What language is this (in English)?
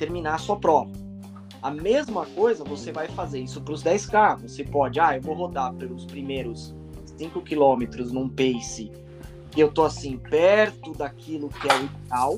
Portuguese